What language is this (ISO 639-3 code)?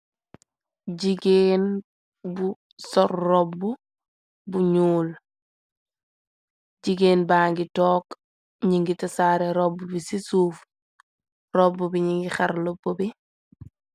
wol